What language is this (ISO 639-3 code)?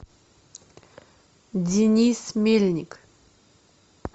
rus